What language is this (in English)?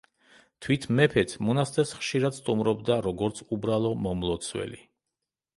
Georgian